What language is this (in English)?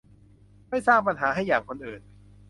Thai